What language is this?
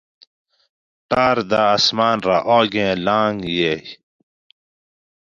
Gawri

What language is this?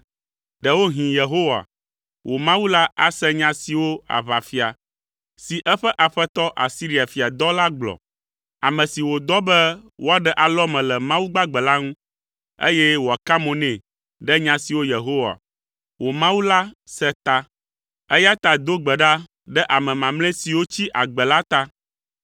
Ewe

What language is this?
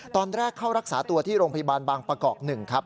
Thai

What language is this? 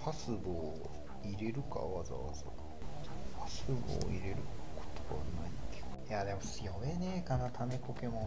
Japanese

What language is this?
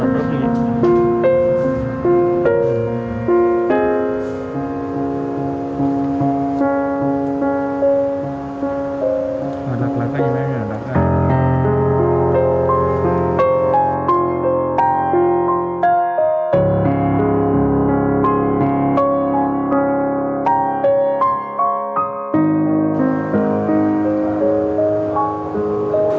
Vietnamese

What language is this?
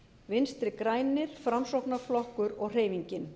Icelandic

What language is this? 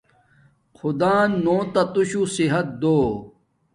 Domaaki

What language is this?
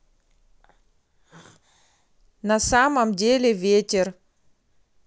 Russian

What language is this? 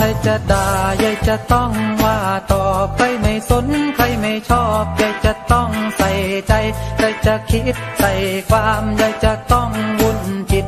Thai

